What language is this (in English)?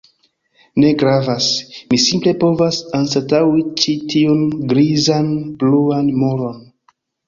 Esperanto